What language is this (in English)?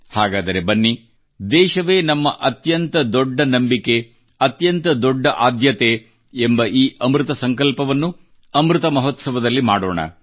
Kannada